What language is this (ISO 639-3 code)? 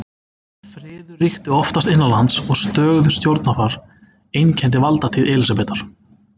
isl